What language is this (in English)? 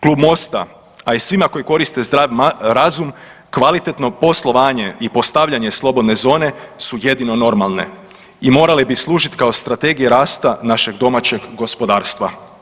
Croatian